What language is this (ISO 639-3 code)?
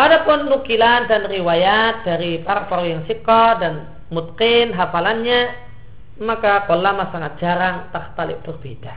ind